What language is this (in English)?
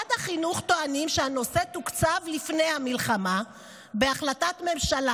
Hebrew